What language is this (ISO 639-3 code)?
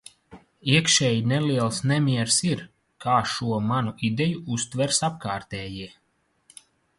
lav